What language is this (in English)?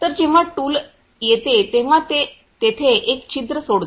Marathi